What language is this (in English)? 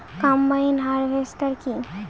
Bangla